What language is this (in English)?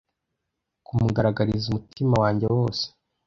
Kinyarwanda